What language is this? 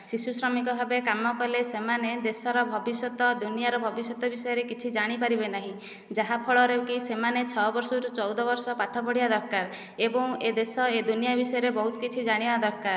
Odia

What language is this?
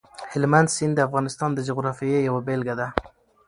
Pashto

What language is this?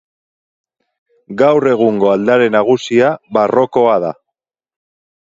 Basque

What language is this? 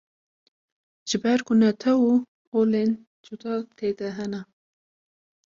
Kurdish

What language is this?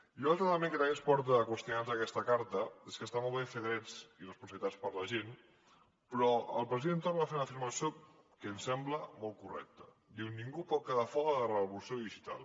Catalan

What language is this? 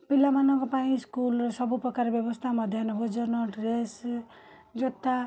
Odia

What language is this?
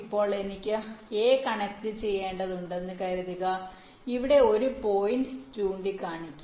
Malayalam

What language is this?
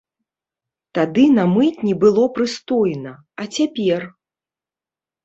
Belarusian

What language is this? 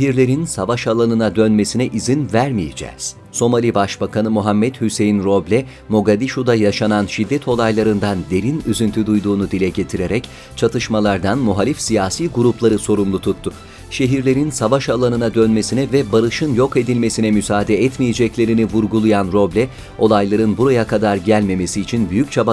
Turkish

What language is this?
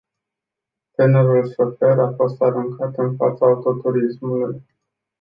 Romanian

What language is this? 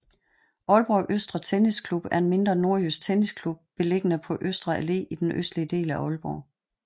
Danish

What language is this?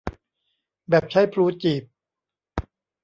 Thai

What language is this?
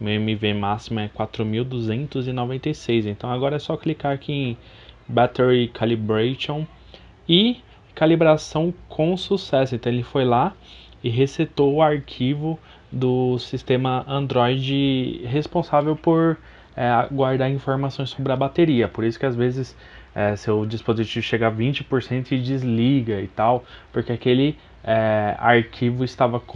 Portuguese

